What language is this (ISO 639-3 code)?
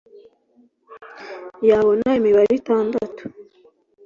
kin